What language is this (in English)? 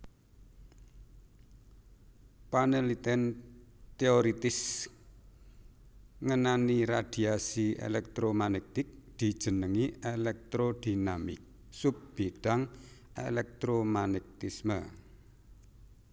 Javanese